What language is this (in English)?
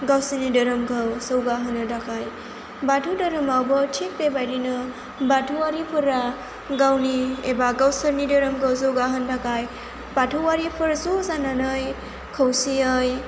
Bodo